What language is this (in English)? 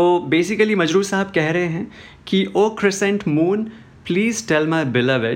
Hindi